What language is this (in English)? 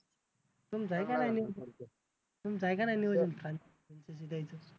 Marathi